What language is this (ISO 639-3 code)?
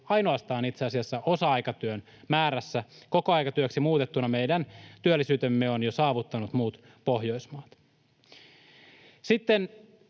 fin